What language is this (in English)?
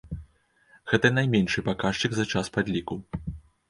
Belarusian